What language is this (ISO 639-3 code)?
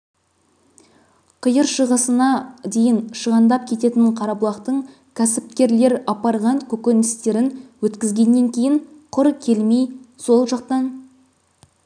kaz